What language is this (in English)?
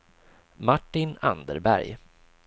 Swedish